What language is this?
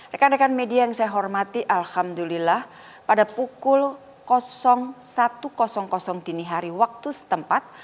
Indonesian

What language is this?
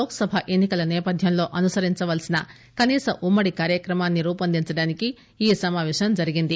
Telugu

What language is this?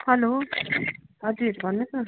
Nepali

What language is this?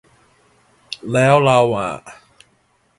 Thai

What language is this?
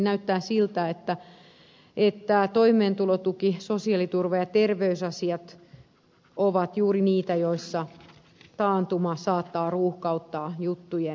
Finnish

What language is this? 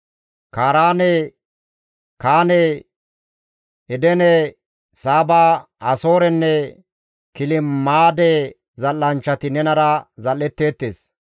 Gamo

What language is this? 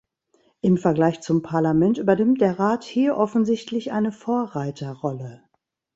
German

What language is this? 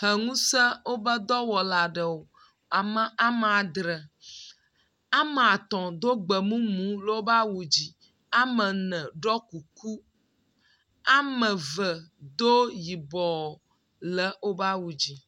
Ewe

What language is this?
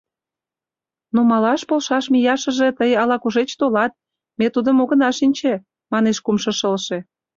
Mari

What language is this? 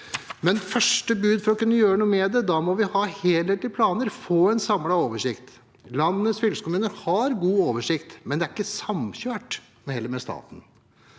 Norwegian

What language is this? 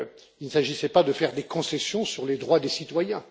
French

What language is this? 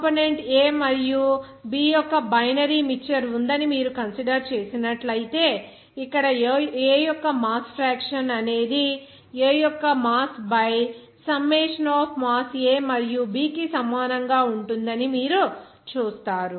Telugu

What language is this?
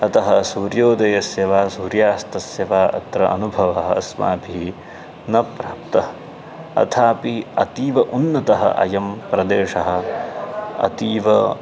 Sanskrit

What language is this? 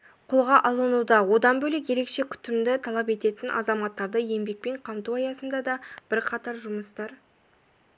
Kazakh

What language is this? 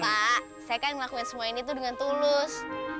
Indonesian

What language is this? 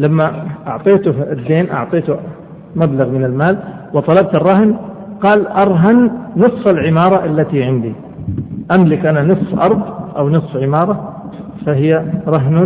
Arabic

